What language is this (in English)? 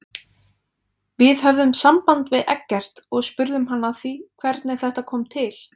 Icelandic